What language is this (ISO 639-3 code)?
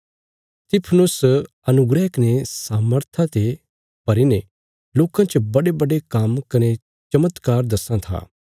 kfs